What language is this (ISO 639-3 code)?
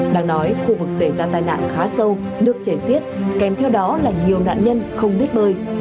vie